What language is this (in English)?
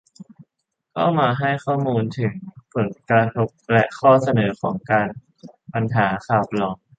Thai